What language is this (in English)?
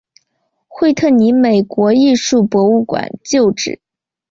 Chinese